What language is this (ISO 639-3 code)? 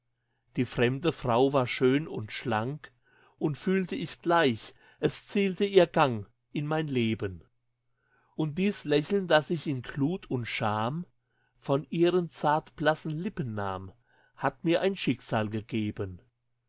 deu